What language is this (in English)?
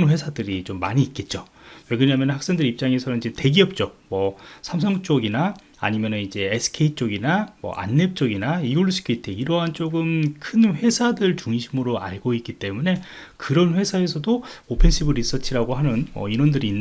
Korean